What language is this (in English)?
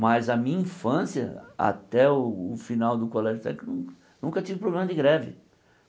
Portuguese